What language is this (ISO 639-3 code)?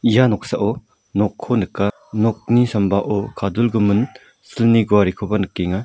grt